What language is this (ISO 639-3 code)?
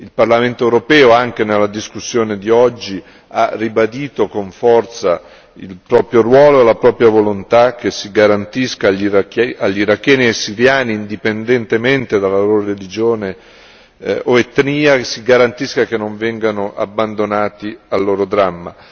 ita